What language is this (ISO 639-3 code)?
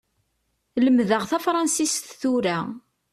kab